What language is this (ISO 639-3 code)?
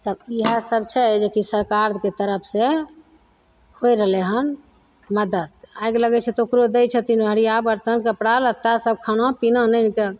mai